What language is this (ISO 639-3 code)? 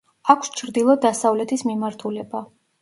kat